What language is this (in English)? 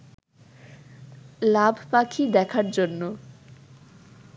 Bangla